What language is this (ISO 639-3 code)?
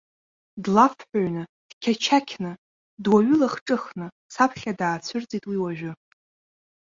abk